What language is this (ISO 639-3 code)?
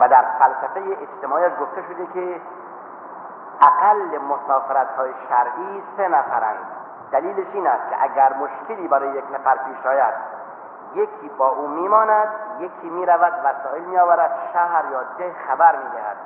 fas